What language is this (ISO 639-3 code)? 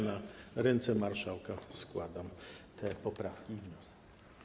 pol